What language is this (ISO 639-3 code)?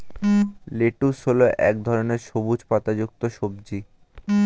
ben